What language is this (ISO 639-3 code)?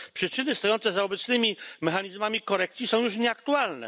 pol